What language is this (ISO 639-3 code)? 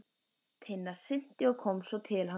isl